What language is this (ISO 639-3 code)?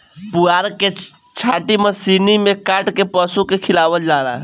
bho